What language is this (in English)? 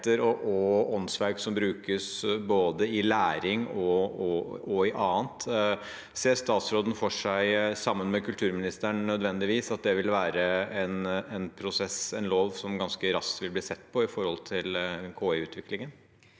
Norwegian